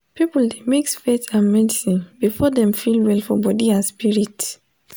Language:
Nigerian Pidgin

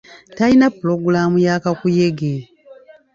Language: Ganda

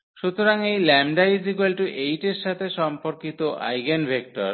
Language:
Bangla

